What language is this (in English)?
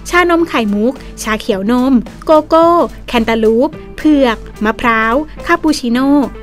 Thai